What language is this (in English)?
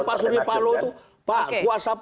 Indonesian